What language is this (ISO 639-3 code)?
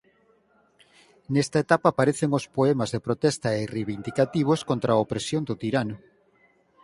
glg